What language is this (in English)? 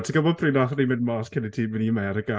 Welsh